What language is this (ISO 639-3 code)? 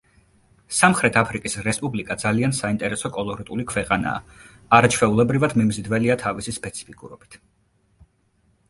kat